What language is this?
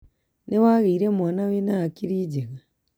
Kikuyu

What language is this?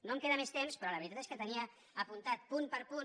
Catalan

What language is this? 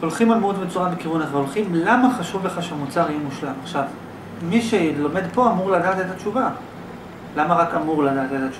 Hebrew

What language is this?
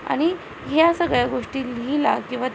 Marathi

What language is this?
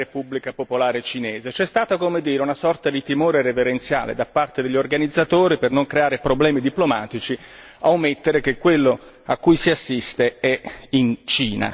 Italian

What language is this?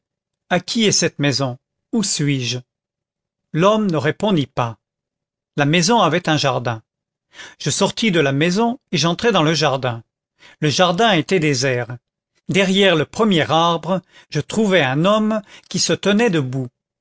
French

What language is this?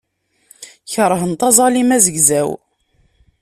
Kabyle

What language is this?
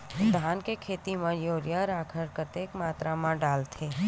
Chhattisgarhi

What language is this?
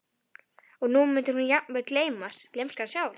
Icelandic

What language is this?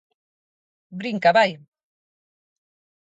Galician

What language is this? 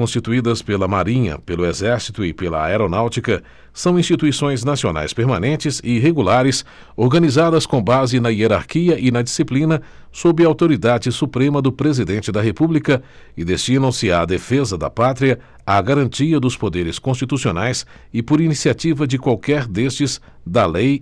Portuguese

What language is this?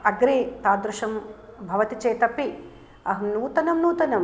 Sanskrit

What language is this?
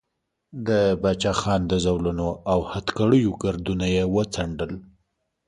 Pashto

